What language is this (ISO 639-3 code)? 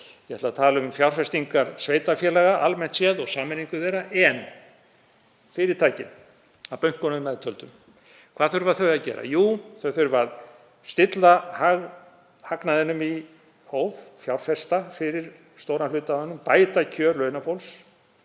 isl